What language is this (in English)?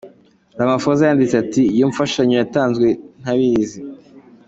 Kinyarwanda